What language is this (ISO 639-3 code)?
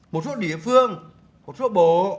vie